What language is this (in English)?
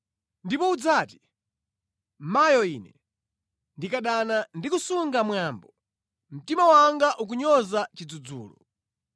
Nyanja